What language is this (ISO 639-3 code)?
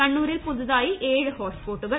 mal